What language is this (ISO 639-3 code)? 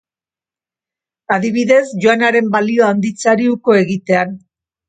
eus